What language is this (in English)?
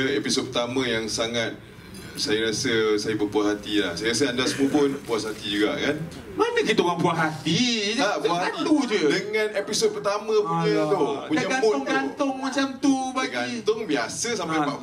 Malay